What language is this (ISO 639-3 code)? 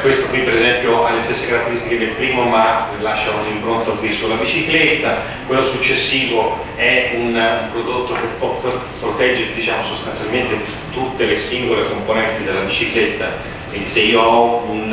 ita